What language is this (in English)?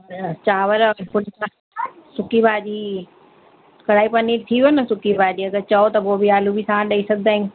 Sindhi